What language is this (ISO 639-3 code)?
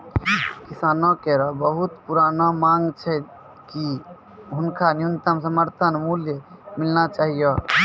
mai